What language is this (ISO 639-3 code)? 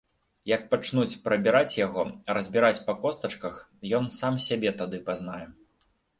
bel